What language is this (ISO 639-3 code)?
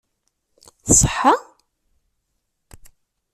kab